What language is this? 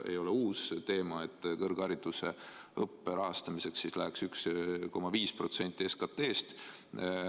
Estonian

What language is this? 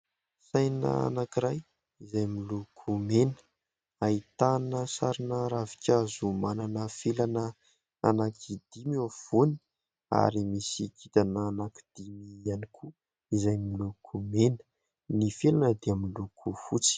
Malagasy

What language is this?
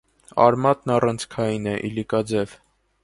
Armenian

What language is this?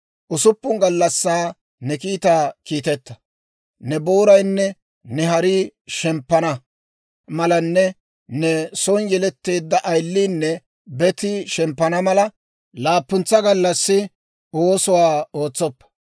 Dawro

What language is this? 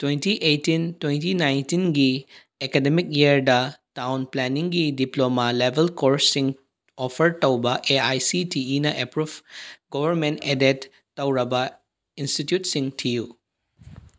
Manipuri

